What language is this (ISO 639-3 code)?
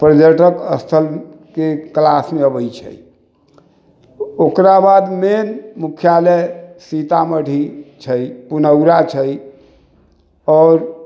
mai